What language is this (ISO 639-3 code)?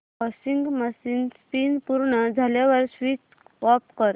mar